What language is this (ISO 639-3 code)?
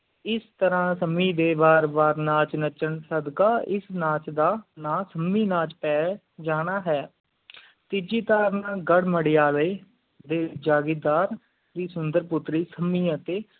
pan